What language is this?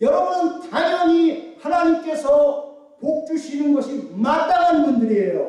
Korean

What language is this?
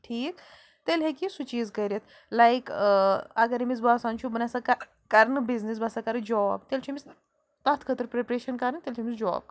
Kashmiri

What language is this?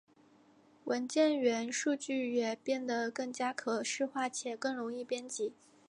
Chinese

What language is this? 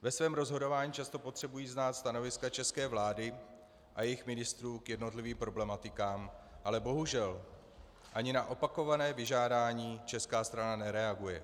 Czech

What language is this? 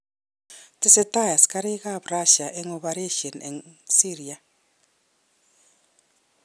Kalenjin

